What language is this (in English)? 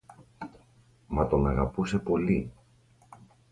Greek